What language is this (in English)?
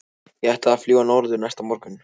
Icelandic